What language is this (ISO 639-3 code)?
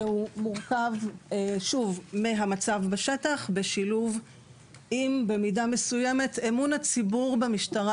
heb